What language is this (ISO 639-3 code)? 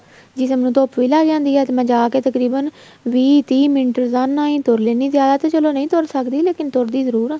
pan